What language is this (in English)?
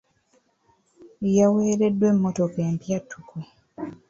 Ganda